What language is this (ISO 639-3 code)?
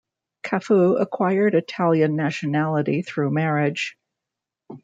eng